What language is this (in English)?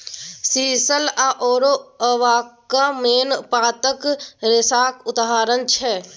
Maithili